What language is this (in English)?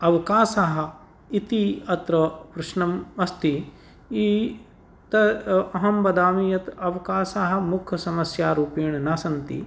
Sanskrit